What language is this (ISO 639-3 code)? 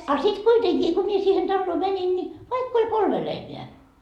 fin